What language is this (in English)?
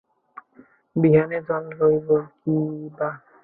Bangla